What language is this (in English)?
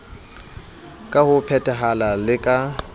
Southern Sotho